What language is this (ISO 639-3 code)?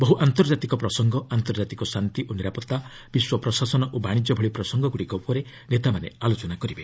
ori